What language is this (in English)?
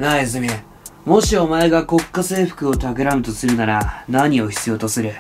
Japanese